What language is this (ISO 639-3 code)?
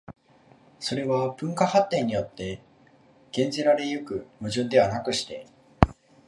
jpn